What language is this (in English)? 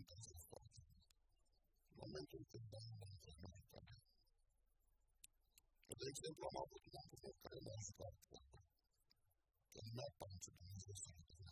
Romanian